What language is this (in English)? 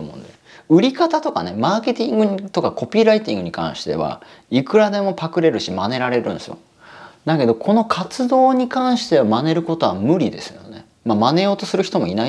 Japanese